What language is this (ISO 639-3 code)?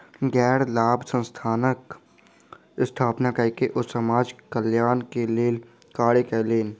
mai